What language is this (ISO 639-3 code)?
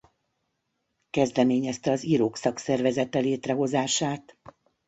hun